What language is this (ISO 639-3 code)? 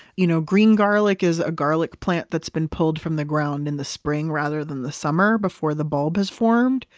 eng